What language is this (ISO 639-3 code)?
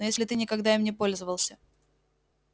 rus